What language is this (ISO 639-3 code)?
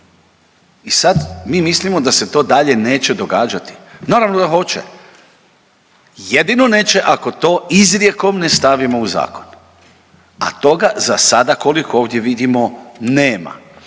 hrv